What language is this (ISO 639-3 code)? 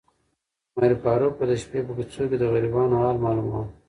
pus